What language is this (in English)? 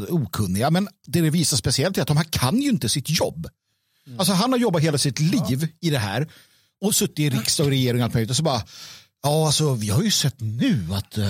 Swedish